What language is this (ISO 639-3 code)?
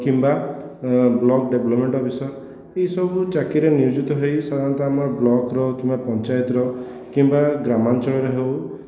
ori